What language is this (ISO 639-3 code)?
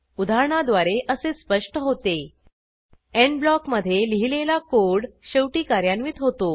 mar